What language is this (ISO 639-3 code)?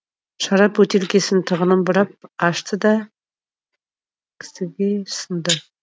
kaz